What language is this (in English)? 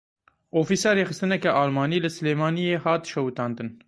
Kurdish